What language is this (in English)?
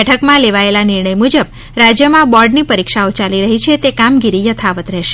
Gujarati